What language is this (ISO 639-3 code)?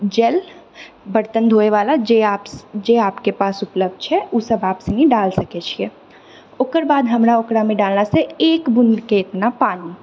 mai